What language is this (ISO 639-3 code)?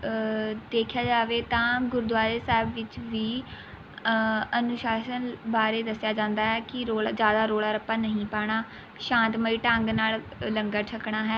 pan